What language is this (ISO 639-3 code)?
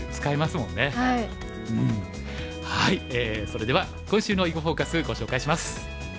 jpn